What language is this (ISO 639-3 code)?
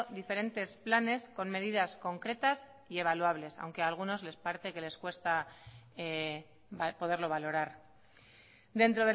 spa